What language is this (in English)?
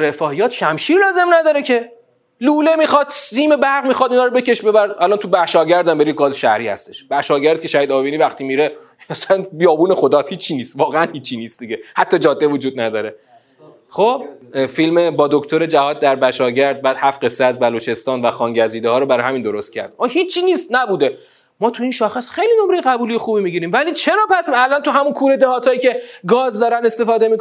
Persian